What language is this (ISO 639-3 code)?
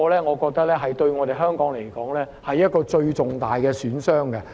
yue